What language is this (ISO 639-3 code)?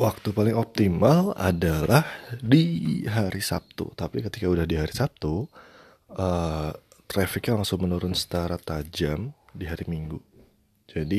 ind